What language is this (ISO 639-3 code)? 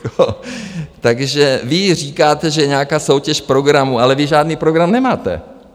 ces